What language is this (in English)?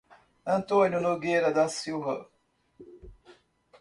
Portuguese